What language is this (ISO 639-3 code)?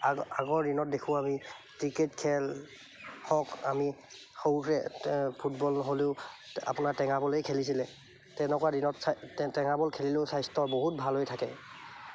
asm